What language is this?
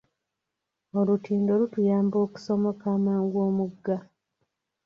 Ganda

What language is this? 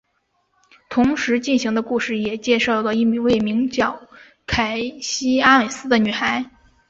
Chinese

